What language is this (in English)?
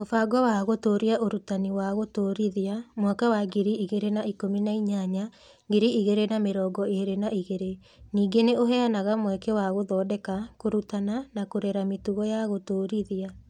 Kikuyu